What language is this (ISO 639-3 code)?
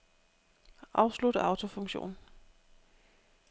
dan